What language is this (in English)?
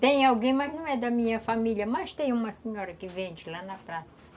Portuguese